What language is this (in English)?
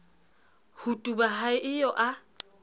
Southern Sotho